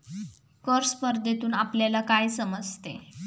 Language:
Marathi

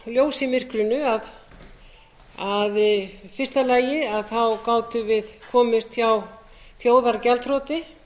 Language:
Icelandic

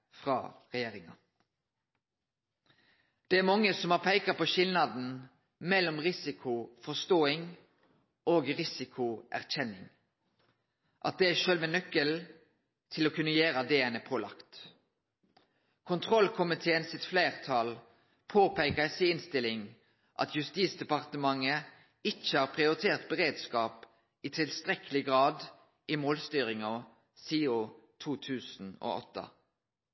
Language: Norwegian Nynorsk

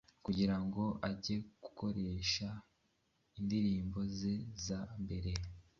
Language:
Kinyarwanda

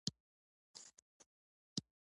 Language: Pashto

